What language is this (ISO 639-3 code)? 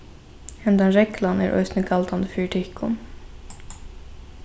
fao